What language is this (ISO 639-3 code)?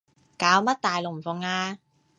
yue